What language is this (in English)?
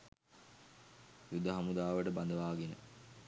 Sinhala